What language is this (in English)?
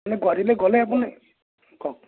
Assamese